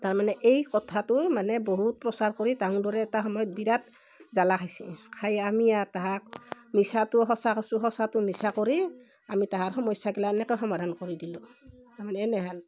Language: Assamese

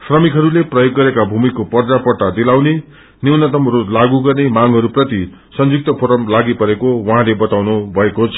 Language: Nepali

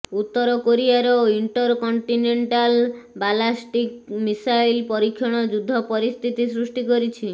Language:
Odia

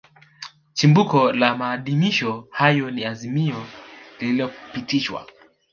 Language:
Swahili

